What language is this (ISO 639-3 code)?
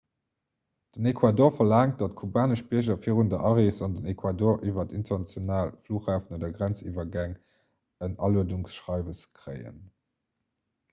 ltz